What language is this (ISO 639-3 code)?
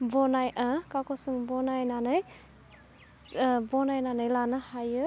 brx